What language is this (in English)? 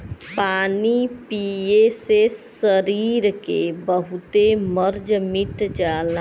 Bhojpuri